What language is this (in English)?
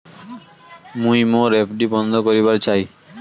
Bangla